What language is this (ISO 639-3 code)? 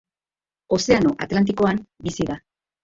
eus